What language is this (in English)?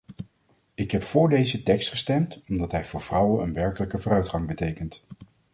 Dutch